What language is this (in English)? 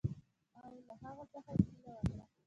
Pashto